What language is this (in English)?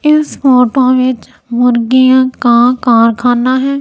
Hindi